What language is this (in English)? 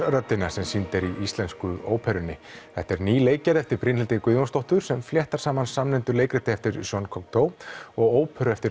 Icelandic